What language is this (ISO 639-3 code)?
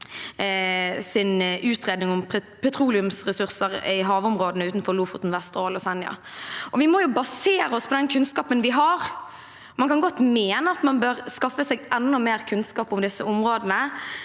nor